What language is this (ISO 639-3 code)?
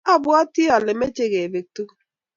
kln